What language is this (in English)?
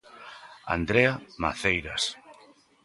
Galician